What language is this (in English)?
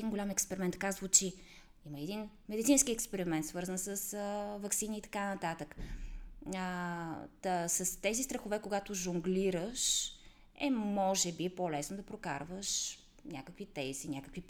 Bulgarian